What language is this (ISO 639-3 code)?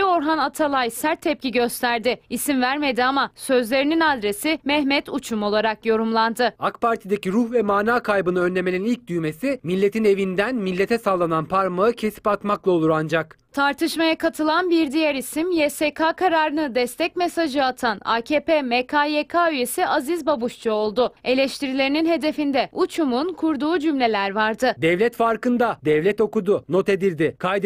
tur